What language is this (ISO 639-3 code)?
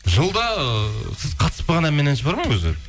kaz